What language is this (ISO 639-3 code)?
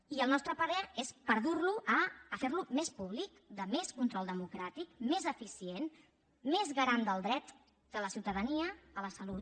cat